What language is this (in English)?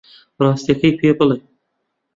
Central Kurdish